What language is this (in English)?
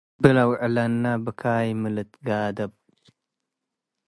Tigre